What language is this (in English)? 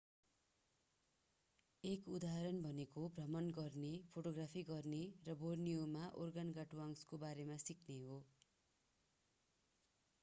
Nepali